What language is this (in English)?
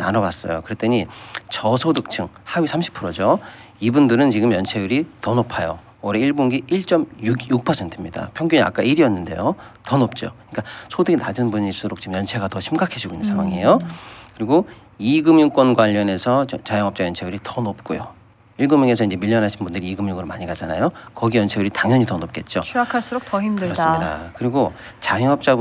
Korean